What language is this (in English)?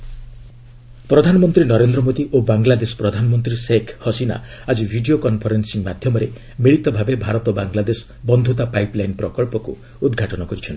Odia